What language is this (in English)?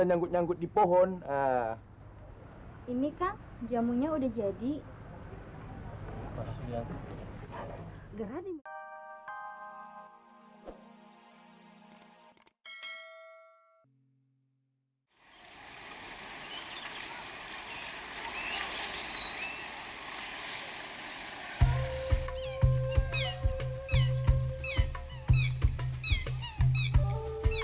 Indonesian